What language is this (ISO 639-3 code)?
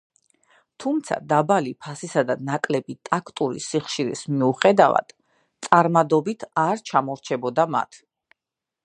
kat